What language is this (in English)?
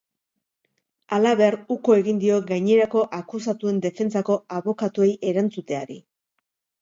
Basque